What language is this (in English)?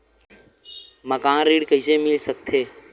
Chhattisgarhi